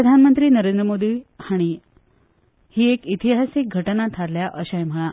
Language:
Konkani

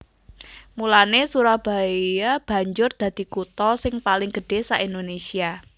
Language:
Javanese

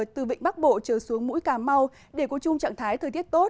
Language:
Vietnamese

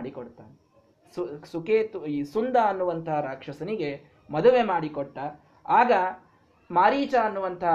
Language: Kannada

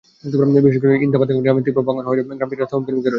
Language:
Bangla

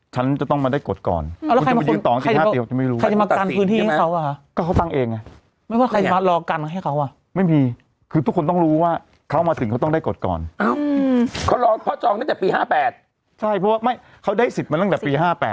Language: Thai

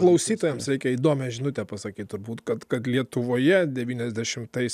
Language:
Lithuanian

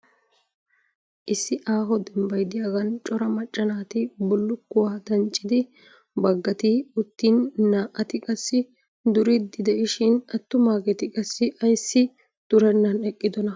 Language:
Wolaytta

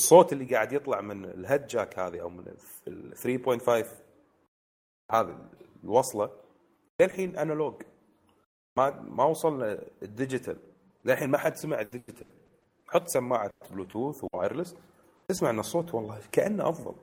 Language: Arabic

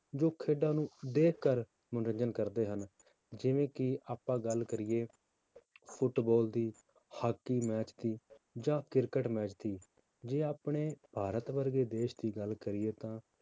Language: Punjabi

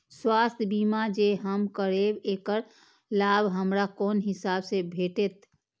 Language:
Maithili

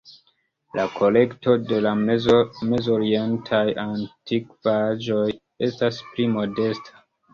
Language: Esperanto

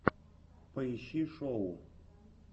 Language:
Russian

